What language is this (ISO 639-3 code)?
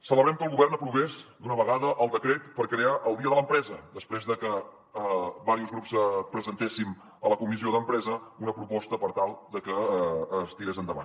cat